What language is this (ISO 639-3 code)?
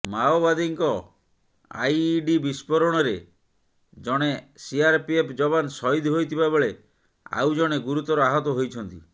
ori